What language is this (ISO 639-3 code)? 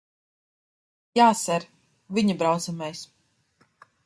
lav